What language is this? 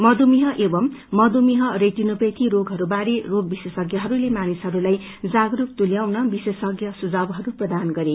Nepali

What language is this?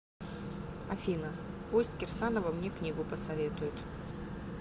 Russian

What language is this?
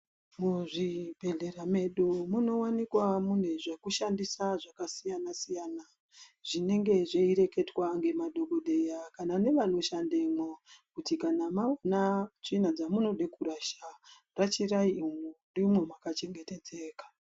Ndau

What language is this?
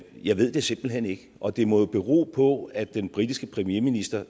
Danish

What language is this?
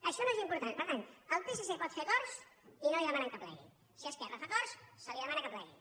Catalan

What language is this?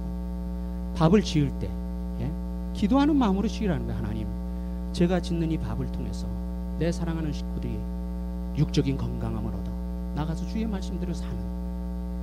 Korean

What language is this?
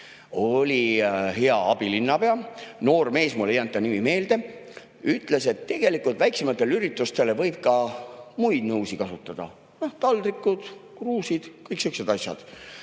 Estonian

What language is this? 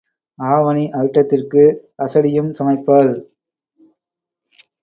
Tamil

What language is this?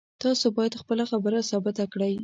Pashto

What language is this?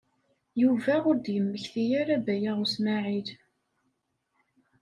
Kabyle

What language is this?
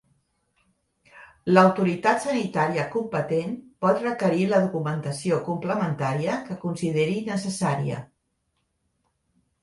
Catalan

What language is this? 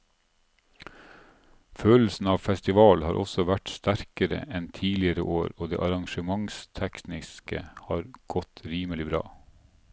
Norwegian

